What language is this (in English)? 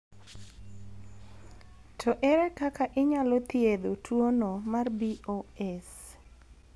Luo (Kenya and Tanzania)